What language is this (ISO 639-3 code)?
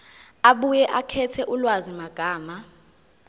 zul